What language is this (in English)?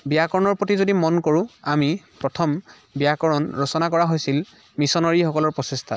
Assamese